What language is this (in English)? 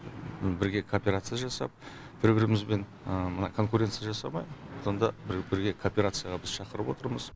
Kazakh